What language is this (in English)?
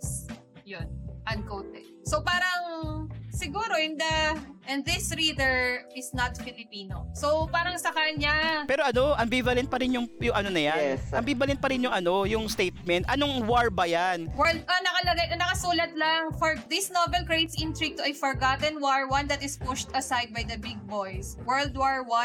Filipino